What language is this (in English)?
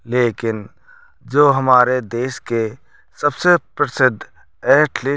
Hindi